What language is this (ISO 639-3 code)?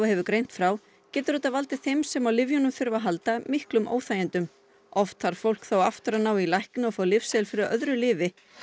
isl